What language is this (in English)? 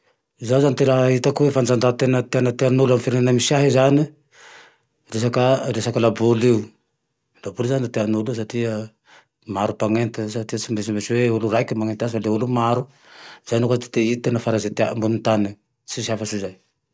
Tandroy-Mahafaly Malagasy